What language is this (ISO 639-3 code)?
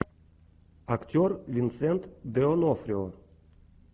rus